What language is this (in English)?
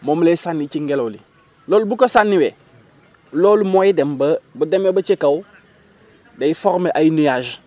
Wolof